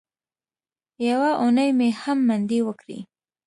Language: Pashto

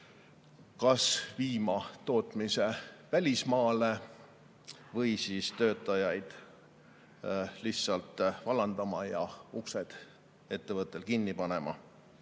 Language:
Estonian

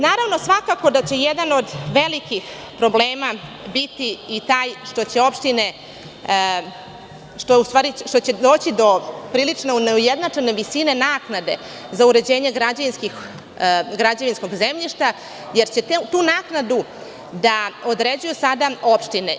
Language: Serbian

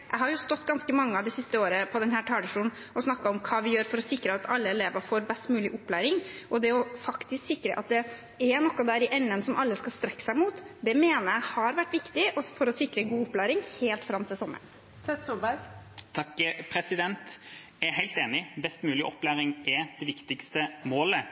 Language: Norwegian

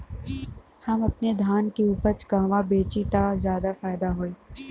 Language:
Bhojpuri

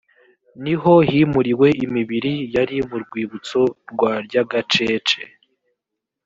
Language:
Kinyarwanda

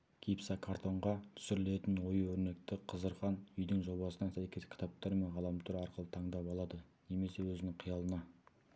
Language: Kazakh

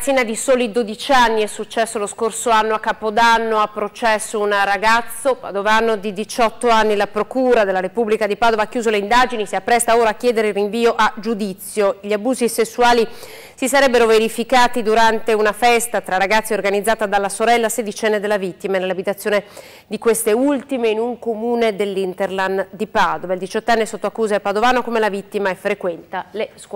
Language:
Italian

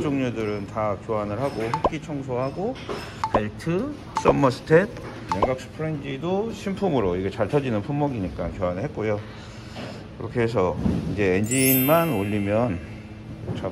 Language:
Korean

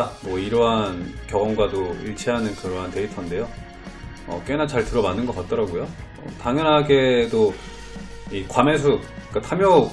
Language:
Korean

